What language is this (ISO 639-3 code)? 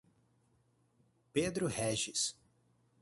por